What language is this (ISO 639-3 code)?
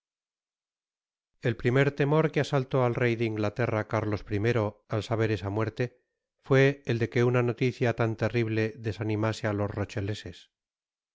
spa